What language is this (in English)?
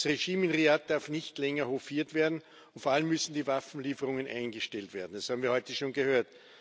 German